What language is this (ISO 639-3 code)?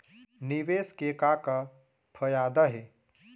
hne